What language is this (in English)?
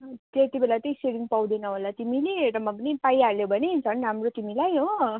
Nepali